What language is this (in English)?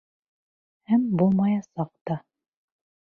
Bashkir